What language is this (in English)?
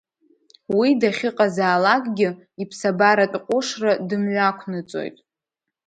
Abkhazian